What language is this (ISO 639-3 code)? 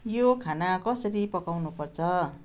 nep